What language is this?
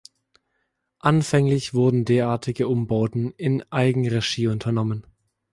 German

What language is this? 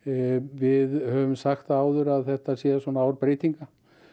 Icelandic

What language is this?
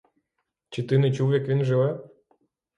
Ukrainian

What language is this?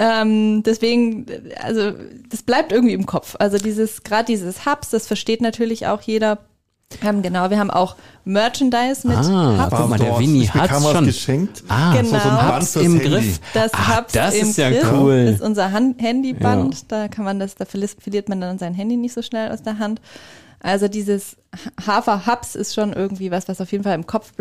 German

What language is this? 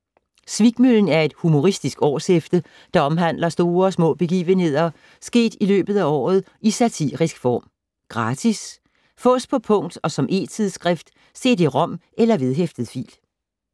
Danish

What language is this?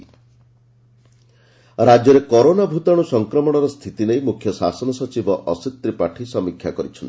Odia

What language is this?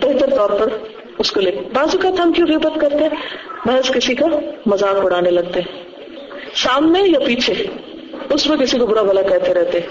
Urdu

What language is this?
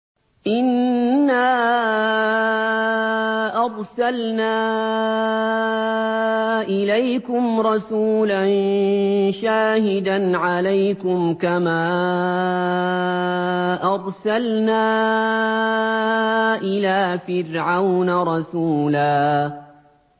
Arabic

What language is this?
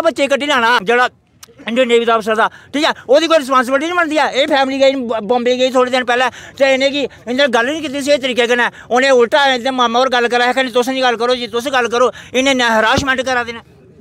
Hindi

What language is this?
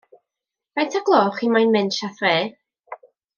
Welsh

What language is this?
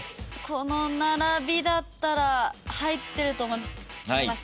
Japanese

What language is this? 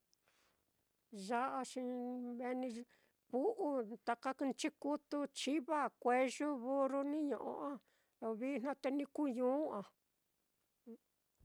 Mitlatongo Mixtec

